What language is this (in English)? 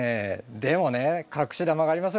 Japanese